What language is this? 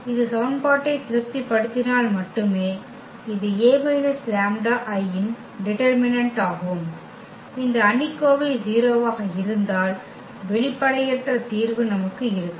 Tamil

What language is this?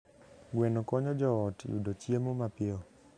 Luo (Kenya and Tanzania)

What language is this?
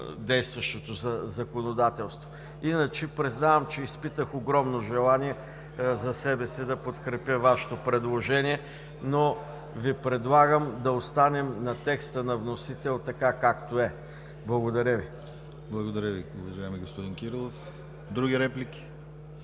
Bulgarian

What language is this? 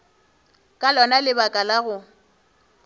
Northern Sotho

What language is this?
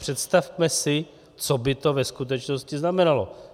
Czech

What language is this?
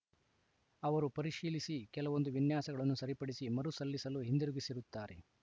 Kannada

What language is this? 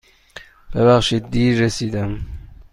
Persian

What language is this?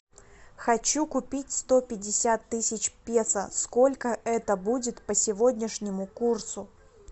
Russian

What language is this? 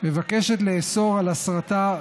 Hebrew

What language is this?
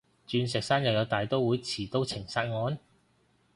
Cantonese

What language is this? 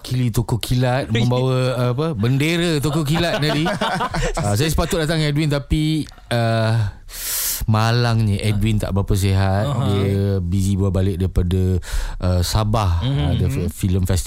Malay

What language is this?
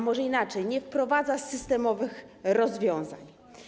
Polish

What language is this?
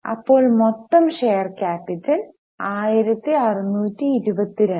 Malayalam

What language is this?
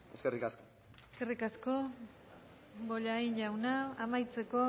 Basque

